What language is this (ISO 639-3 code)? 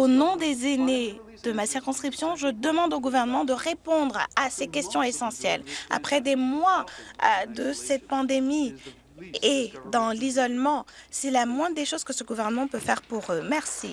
fra